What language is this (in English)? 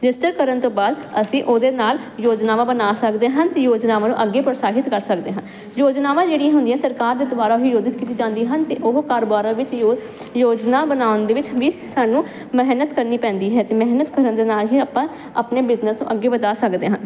Punjabi